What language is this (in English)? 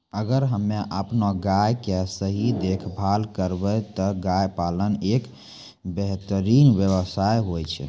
Maithili